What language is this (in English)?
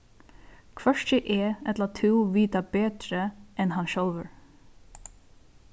Faroese